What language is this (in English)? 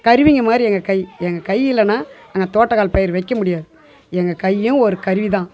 Tamil